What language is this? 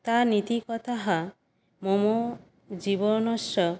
Sanskrit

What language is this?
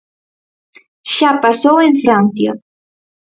Galician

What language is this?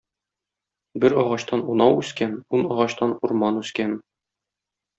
Tatar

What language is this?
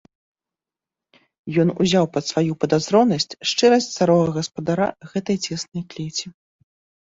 Belarusian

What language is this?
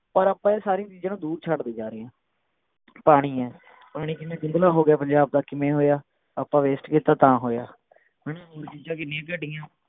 Punjabi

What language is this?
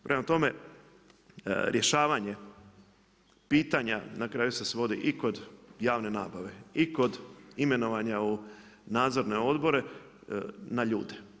Croatian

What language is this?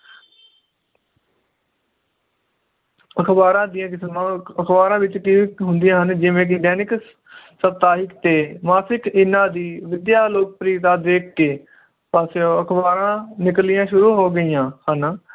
Punjabi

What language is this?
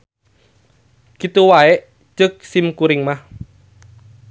Sundanese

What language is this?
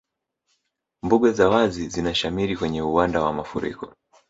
Swahili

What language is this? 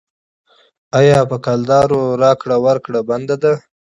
Pashto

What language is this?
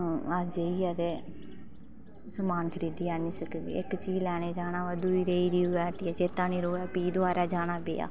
Dogri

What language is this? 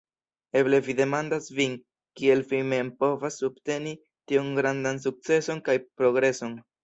Esperanto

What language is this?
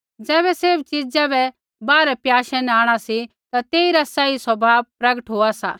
Kullu Pahari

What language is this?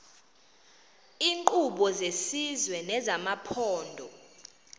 Xhosa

